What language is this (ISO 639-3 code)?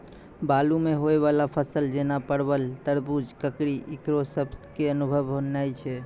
mai